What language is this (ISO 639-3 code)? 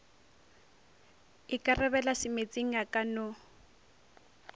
nso